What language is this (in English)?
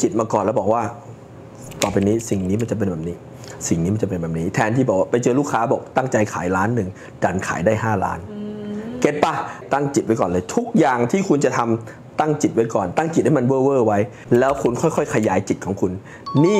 Thai